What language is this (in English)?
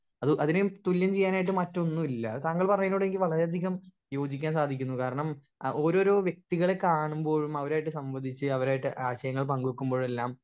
Malayalam